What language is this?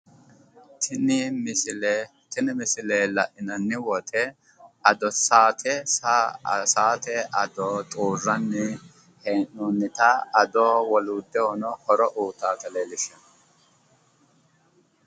Sidamo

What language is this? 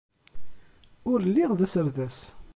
Kabyle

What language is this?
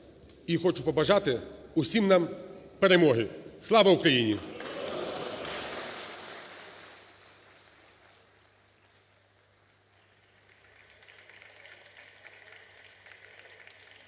Ukrainian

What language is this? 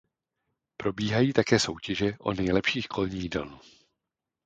Czech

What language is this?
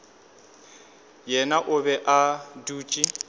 Northern Sotho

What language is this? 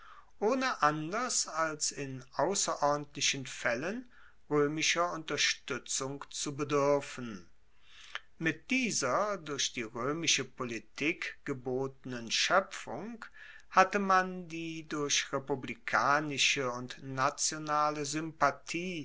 German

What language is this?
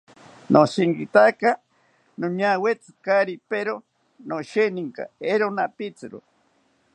South Ucayali Ashéninka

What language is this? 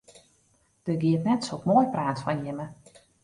Western Frisian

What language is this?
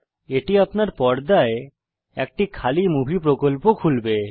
Bangla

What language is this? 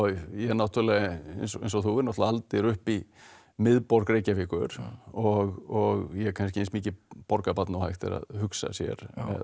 Icelandic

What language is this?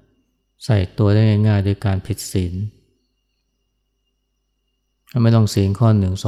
Thai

